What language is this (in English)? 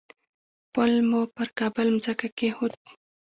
Pashto